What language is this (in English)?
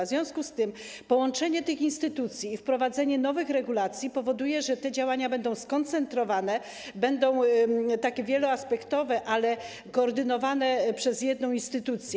Polish